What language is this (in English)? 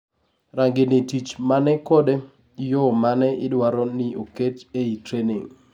Luo (Kenya and Tanzania)